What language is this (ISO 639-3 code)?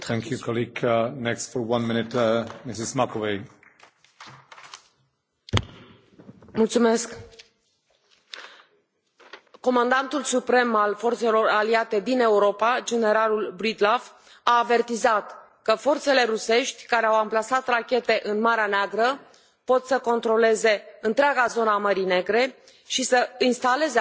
ron